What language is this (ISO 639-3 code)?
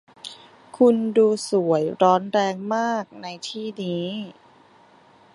tha